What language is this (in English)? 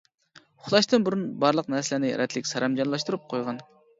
Uyghur